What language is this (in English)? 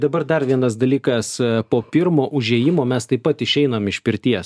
Lithuanian